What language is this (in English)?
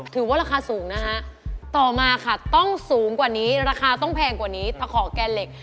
Thai